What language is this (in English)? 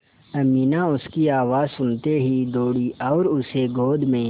Hindi